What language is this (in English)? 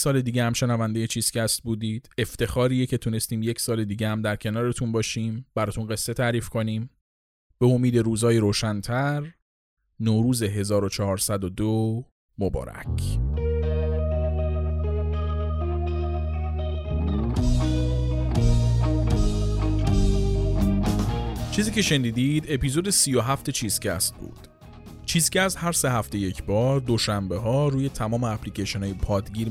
Persian